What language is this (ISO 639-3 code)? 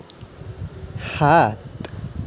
asm